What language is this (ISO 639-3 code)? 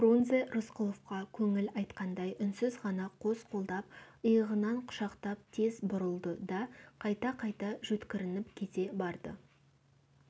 kaz